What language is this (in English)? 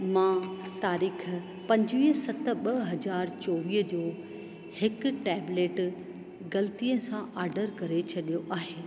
Sindhi